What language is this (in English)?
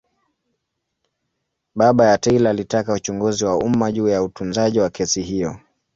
Swahili